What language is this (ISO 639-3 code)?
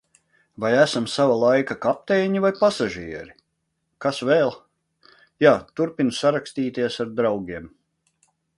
lav